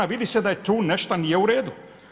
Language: Croatian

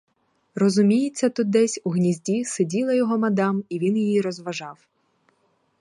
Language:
Ukrainian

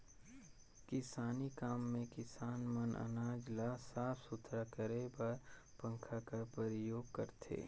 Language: Chhattisgarhi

